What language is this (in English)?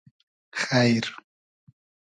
Hazaragi